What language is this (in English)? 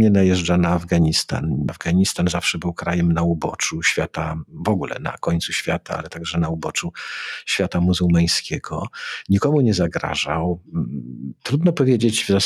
Polish